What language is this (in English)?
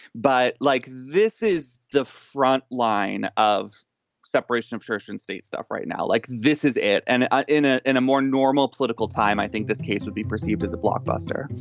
English